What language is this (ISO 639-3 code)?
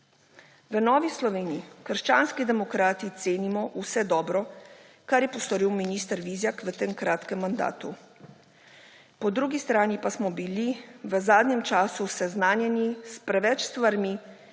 slv